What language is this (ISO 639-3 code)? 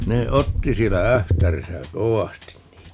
fin